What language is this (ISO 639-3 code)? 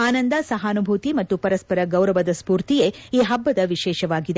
kan